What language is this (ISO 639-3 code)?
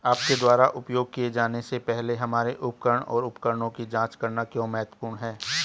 hin